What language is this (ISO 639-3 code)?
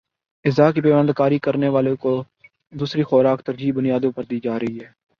urd